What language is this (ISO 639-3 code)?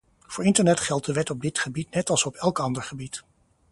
nld